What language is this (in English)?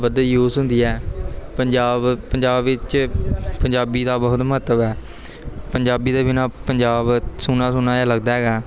Punjabi